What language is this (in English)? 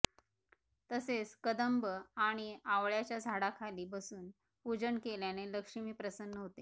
Marathi